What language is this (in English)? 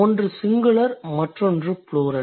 Tamil